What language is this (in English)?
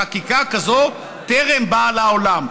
Hebrew